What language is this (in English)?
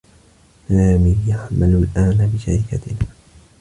Arabic